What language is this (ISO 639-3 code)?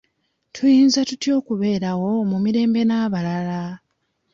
lug